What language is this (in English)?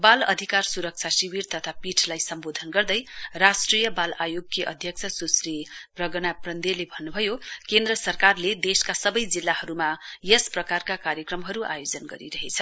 Nepali